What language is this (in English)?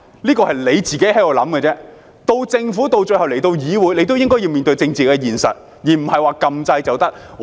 Cantonese